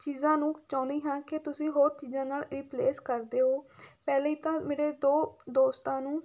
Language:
Punjabi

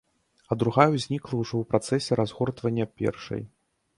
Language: Belarusian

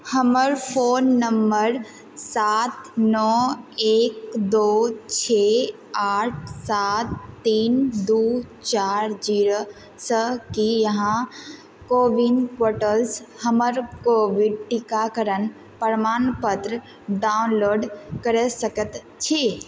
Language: Maithili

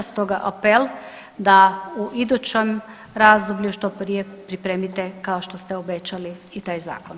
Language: Croatian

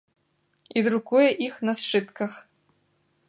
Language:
Belarusian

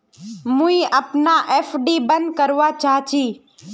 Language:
Magahi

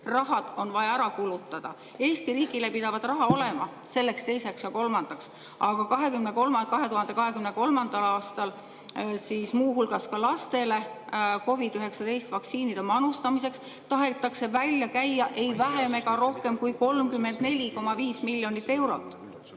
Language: Estonian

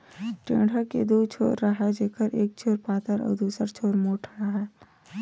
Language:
Chhattisgarhi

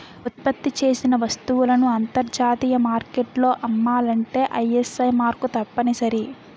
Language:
Telugu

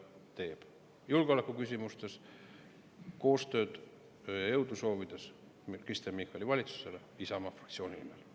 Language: Estonian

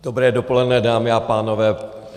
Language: Czech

